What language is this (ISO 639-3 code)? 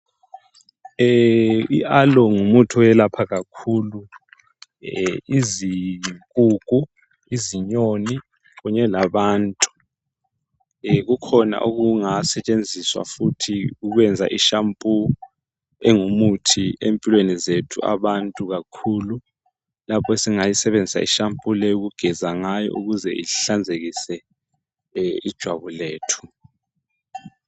nde